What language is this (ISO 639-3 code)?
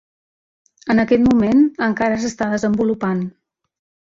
cat